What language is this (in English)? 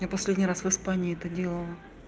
Russian